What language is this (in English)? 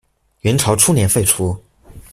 Chinese